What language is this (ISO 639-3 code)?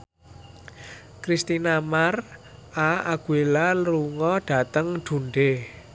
jav